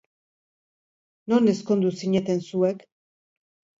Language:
Basque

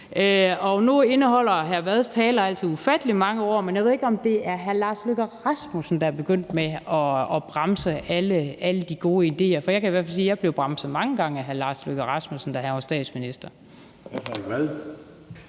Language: Danish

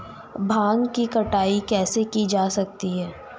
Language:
Hindi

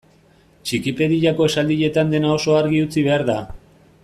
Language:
Basque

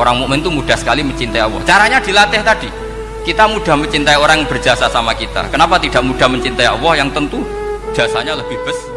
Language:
Indonesian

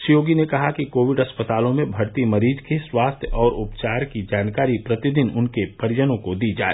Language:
Hindi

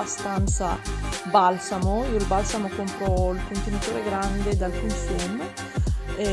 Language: Italian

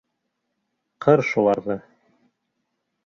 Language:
Bashkir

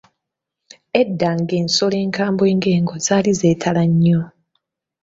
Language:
Ganda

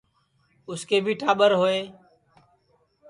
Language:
Sansi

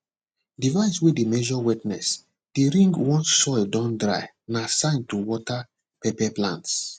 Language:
Nigerian Pidgin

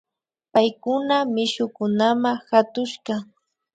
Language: Imbabura Highland Quichua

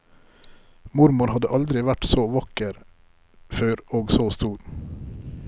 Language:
Norwegian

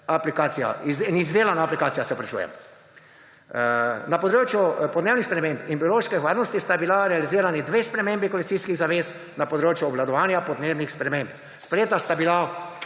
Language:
Slovenian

